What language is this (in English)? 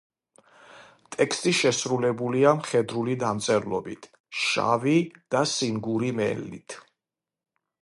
Georgian